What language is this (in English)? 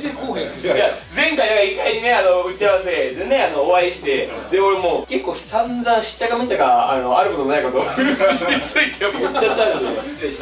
Japanese